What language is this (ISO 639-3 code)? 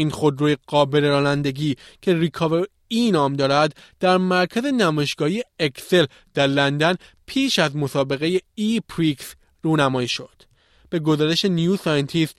fas